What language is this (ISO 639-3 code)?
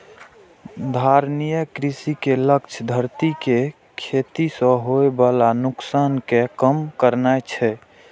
mai